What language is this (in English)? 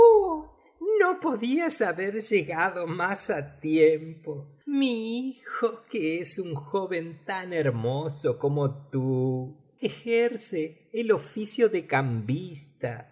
Spanish